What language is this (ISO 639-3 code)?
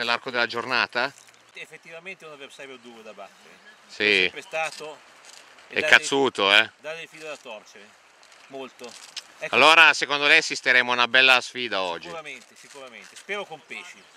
ita